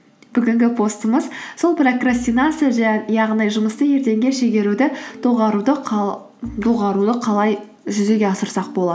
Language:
Kazakh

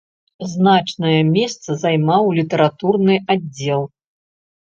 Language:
Belarusian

